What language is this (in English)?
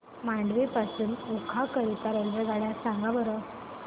Marathi